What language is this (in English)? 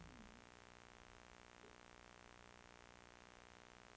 Norwegian